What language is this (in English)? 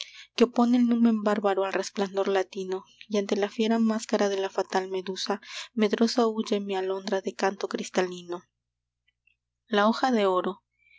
Spanish